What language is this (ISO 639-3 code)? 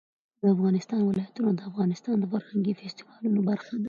pus